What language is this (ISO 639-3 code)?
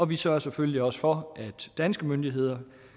dan